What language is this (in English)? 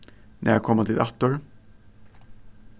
Faroese